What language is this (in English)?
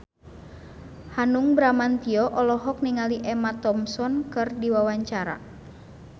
Sundanese